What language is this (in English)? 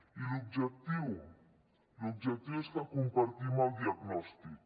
Catalan